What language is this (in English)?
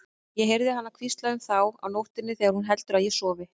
Icelandic